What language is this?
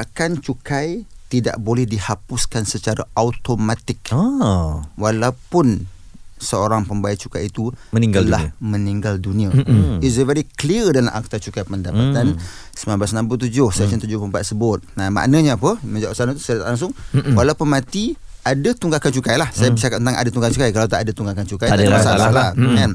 Malay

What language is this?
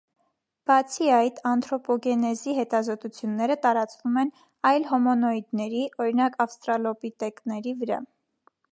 Armenian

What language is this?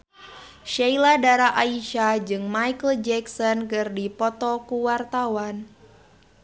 Sundanese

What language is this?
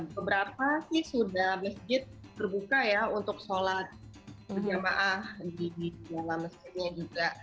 Indonesian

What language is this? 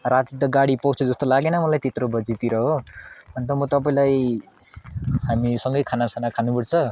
Nepali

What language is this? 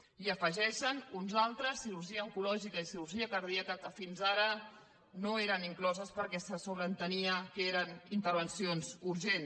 Catalan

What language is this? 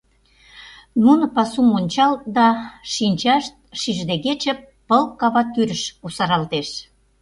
Mari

